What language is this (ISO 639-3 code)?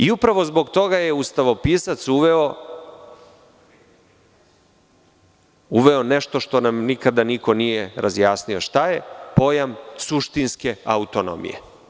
srp